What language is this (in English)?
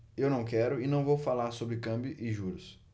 Portuguese